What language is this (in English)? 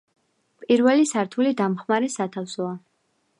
Georgian